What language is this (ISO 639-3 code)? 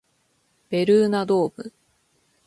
jpn